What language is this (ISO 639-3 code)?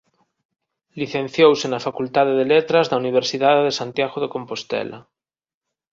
glg